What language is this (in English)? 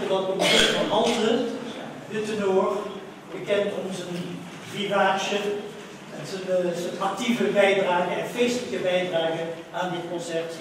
Dutch